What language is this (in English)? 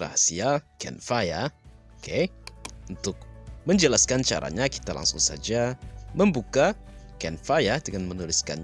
Indonesian